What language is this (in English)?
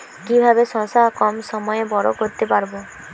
Bangla